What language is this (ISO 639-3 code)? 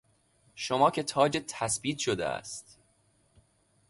fas